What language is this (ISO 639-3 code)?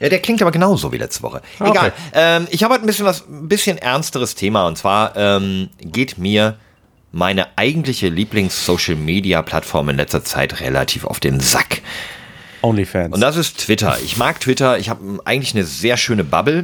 deu